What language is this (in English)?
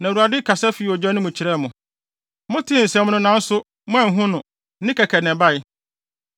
Akan